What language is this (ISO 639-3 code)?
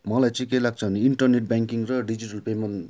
nep